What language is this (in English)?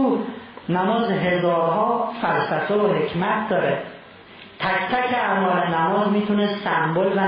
Persian